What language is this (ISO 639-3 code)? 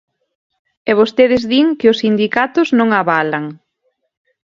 glg